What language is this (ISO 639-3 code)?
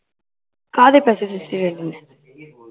pan